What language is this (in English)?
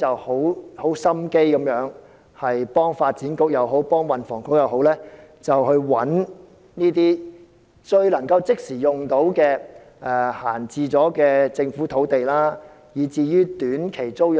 Cantonese